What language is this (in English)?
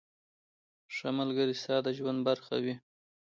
Pashto